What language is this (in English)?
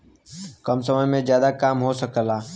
Bhojpuri